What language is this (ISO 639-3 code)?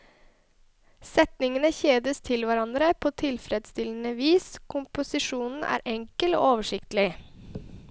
nor